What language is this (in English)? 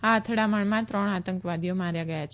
Gujarati